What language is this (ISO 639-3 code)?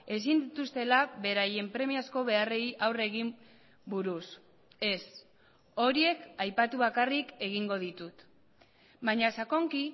eus